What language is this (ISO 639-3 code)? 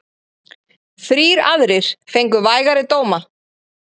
isl